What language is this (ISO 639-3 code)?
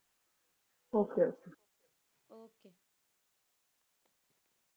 pan